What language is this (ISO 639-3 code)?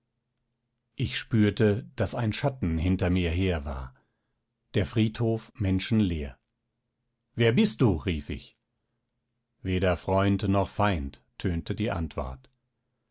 deu